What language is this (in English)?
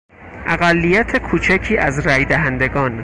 Persian